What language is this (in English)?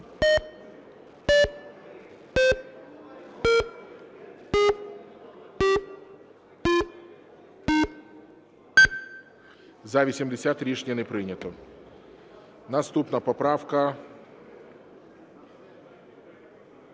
Ukrainian